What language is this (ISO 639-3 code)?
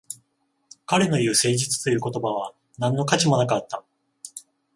jpn